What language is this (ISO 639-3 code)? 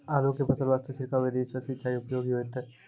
mai